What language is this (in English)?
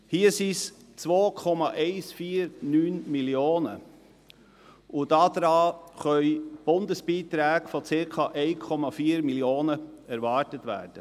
Swiss German